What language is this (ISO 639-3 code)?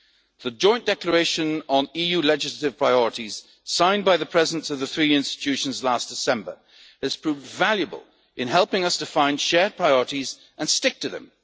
eng